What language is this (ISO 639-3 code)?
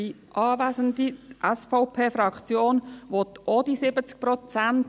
gsw